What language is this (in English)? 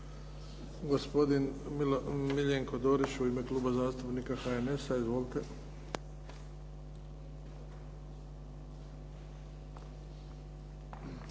Croatian